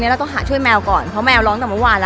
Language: Thai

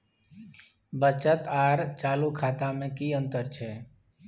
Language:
Maithili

